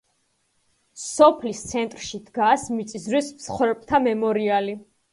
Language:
Georgian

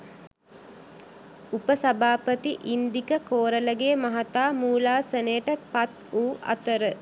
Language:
Sinhala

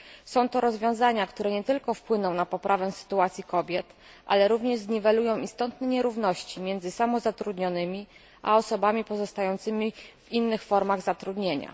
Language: Polish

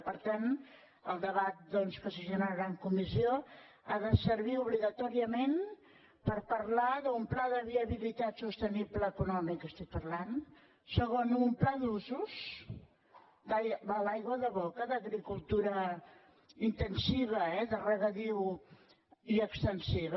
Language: Catalan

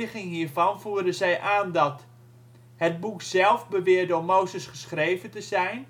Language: Dutch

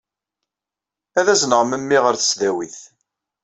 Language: Kabyle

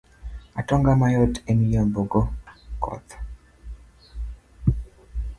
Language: Luo (Kenya and Tanzania)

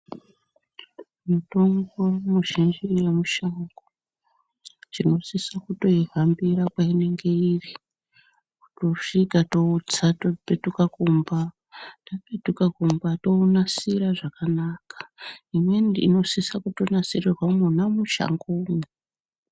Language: Ndau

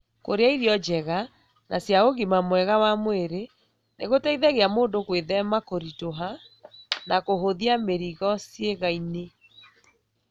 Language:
Kikuyu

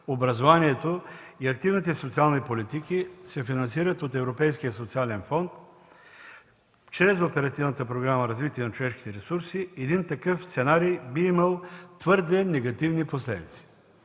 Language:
Bulgarian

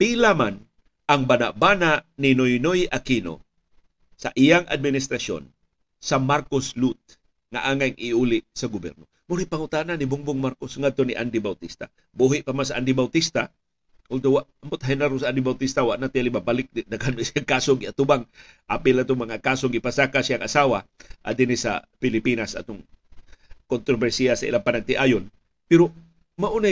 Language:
Filipino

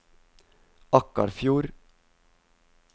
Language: Norwegian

